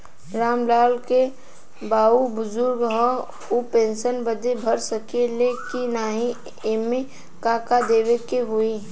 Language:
Bhojpuri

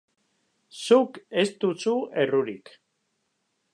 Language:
Basque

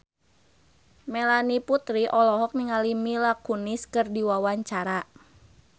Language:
Sundanese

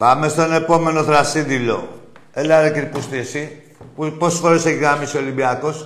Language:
Greek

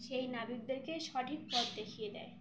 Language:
Bangla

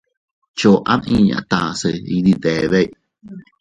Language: Teutila Cuicatec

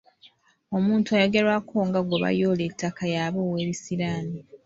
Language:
Ganda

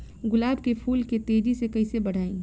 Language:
Bhojpuri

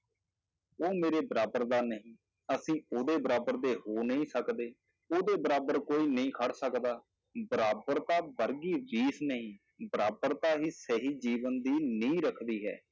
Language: Punjabi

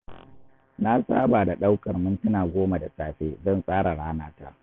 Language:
Hausa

